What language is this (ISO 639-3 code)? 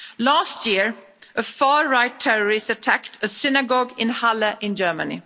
eng